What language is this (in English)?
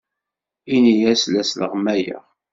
Kabyle